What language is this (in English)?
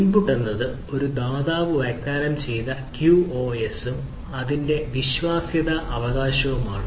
Malayalam